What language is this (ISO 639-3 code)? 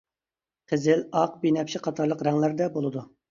uig